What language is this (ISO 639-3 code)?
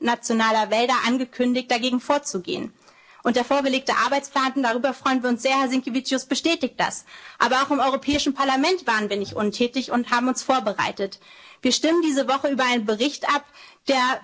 deu